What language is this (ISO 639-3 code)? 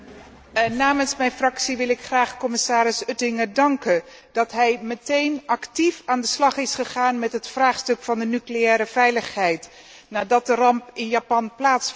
nld